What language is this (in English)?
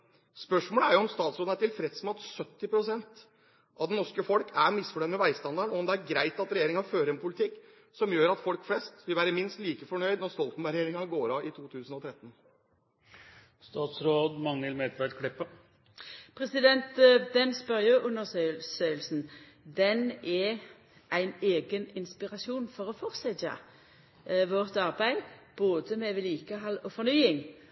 Norwegian